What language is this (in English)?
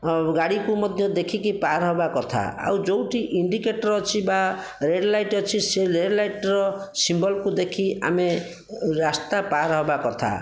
Odia